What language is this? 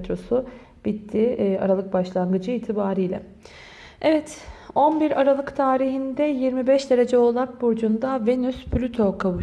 Turkish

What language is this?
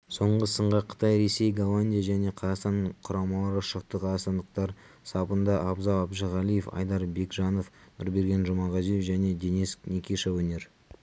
Kazakh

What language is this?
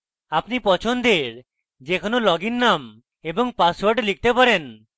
Bangla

